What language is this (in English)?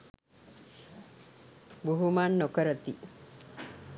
Sinhala